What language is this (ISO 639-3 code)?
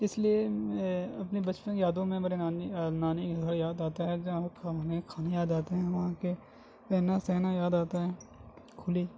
urd